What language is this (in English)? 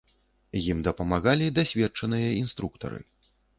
Belarusian